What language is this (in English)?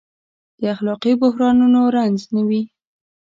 Pashto